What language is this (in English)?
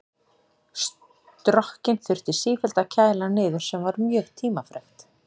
Icelandic